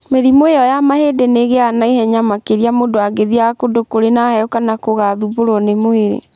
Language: Kikuyu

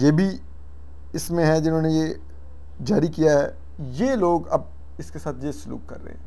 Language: Hindi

